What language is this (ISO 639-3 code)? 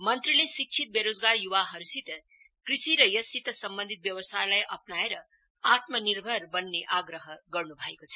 nep